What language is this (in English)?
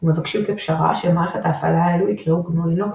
Hebrew